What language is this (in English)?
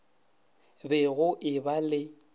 Northern Sotho